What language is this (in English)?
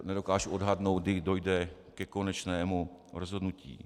Czech